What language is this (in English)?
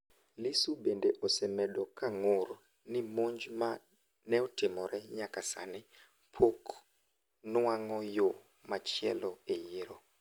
Luo (Kenya and Tanzania)